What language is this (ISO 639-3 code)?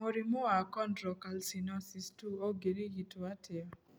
kik